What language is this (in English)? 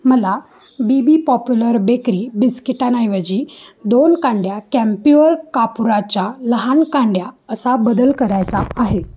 Marathi